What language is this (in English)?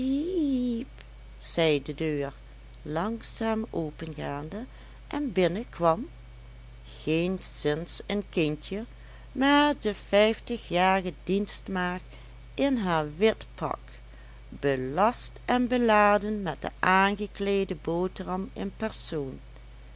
Dutch